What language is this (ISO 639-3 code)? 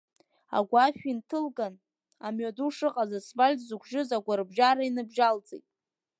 abk